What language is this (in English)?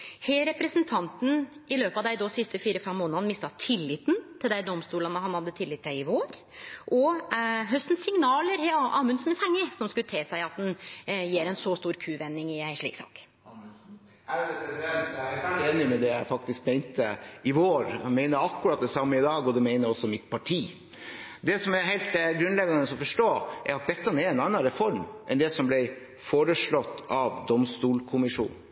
Norwegian